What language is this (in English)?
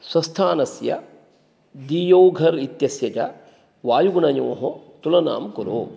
Sanskrit